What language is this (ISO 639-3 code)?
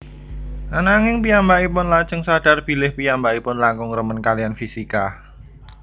jav